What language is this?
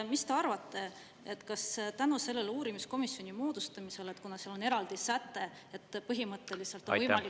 Estonian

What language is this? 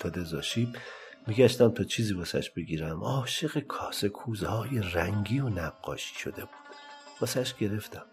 Persian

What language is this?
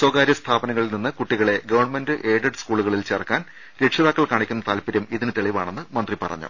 Malayalam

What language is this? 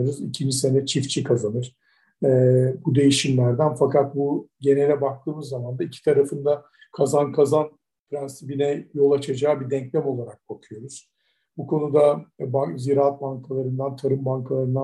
Turkish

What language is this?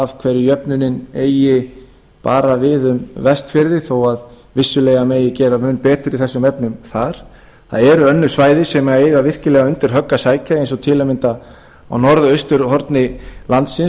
Icelandic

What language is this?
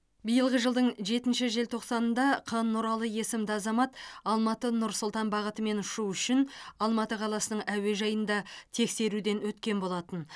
Kazakh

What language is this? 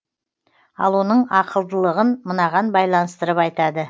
Kazakh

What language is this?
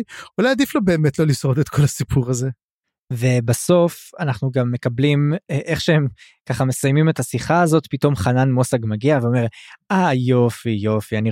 Hebrew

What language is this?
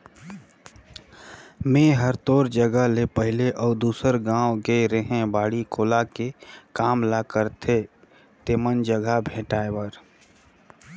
Chhattisgarhi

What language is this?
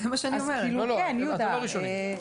Hebrew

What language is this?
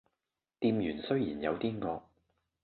Cantonese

